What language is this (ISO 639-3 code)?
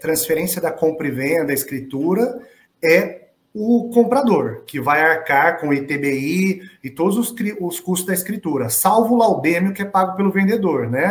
por